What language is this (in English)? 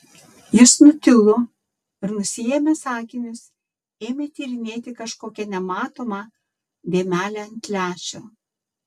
Lithuanian